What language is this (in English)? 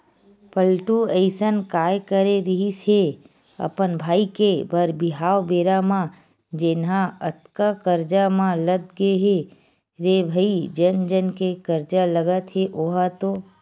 Chhattisgarhi